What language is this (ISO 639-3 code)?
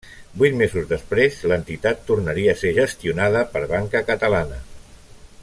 cat